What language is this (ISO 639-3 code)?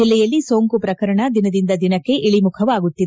kan